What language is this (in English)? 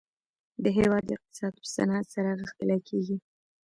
Pashto